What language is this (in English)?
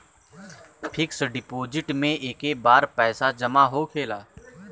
Bhojpuri